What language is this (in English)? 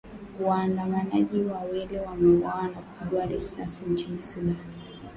Swahili